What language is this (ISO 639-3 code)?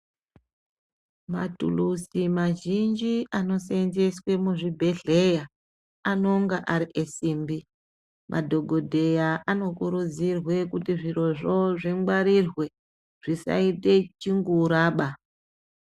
ndc